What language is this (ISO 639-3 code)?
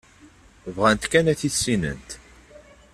kab